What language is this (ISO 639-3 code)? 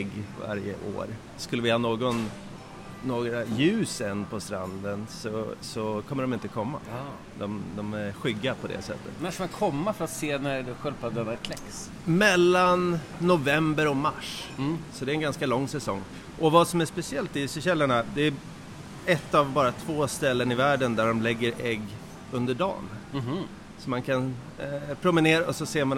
swe